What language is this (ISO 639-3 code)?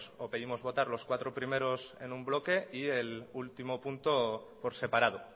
spa